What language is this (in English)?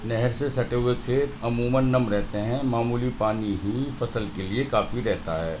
Urdu